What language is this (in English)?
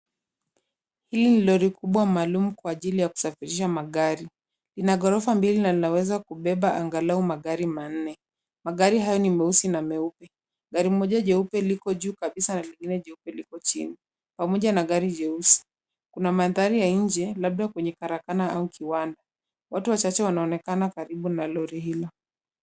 Swahili